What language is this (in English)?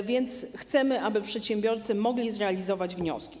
Polish